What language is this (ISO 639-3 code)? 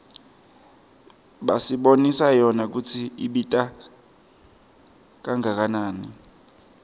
ssw